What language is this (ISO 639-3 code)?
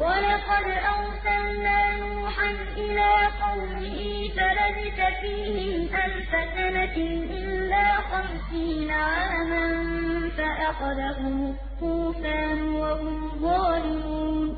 ara